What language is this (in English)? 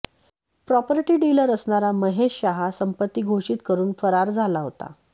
Marathi